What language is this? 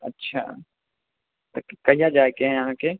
Maithili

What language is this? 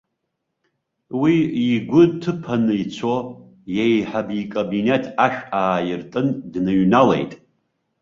Abkhazian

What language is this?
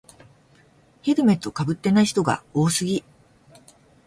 Japanese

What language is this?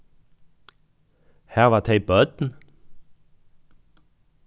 Faroese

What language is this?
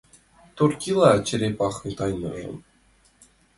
Mari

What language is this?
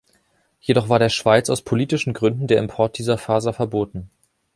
German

